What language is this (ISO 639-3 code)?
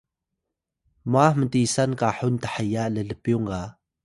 tay